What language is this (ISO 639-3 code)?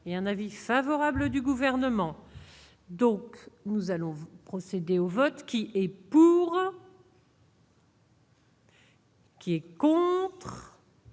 fra